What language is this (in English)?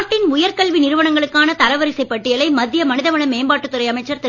Tamil